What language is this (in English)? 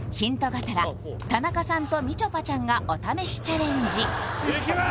Japanese